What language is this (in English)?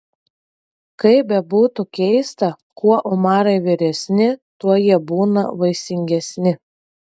Lithuanian